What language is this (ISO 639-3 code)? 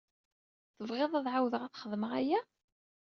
kab